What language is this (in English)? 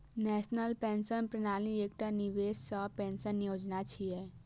Maithili